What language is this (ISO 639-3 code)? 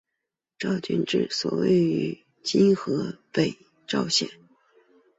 zho